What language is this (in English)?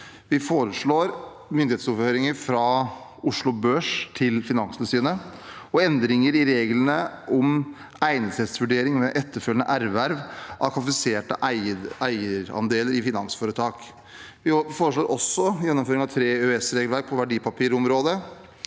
Norwegian